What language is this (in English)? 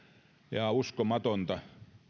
Finnish